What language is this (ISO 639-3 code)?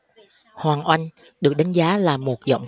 vie